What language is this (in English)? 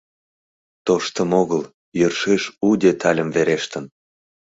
Mari